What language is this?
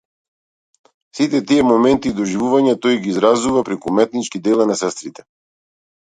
Macedonian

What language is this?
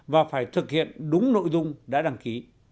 Vietnamese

